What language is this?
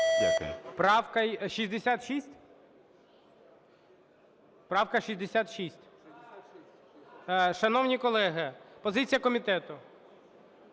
Ukrainian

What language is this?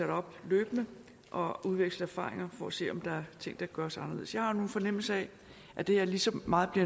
Danish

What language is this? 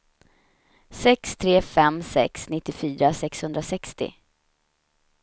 Swedish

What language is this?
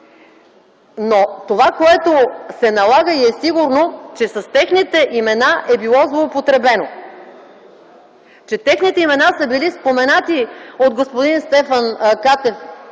Bulgarian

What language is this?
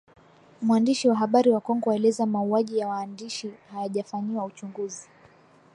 Swahili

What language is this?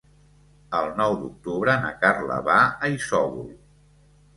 Catalan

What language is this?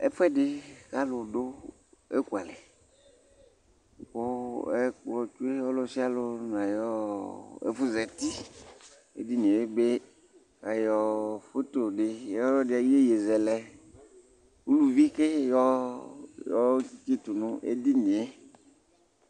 Ikposo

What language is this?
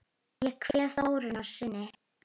Icelandic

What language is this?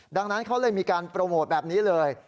Thai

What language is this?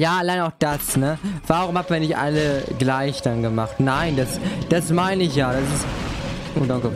German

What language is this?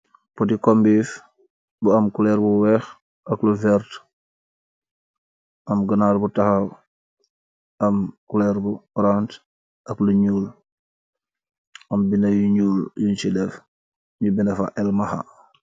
Wolof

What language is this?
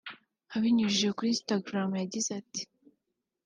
Kinyarwanda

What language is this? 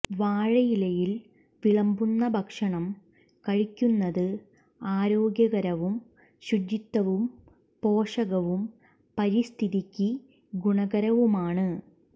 Malayalam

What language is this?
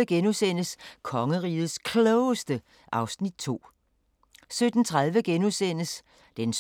Danish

